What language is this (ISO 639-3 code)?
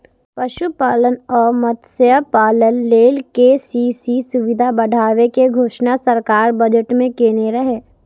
mai